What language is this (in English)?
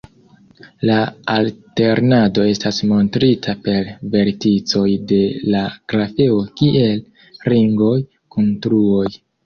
Esperanto